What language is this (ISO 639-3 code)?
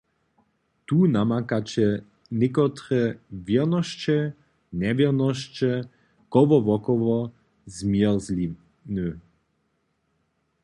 hsb